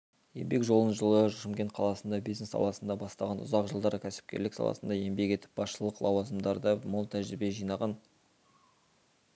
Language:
Kazakh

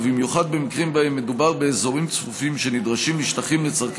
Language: Hebrew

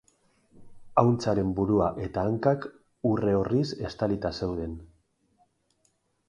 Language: Basque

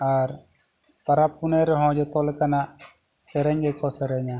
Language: Santali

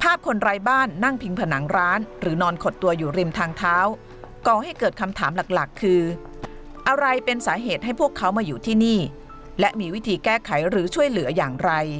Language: Thai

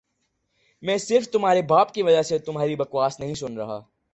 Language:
Urdu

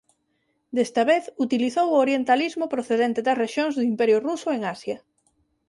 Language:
Galician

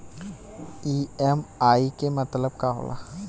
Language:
Bhojpuri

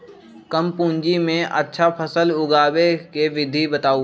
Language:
Magahi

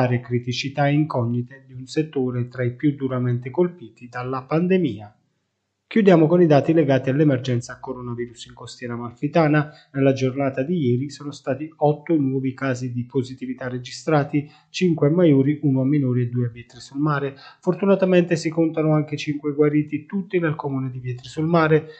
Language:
Italian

